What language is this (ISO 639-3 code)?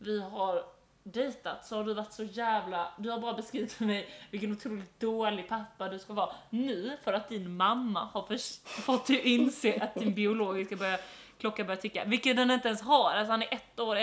swe